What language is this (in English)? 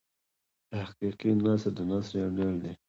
Pashto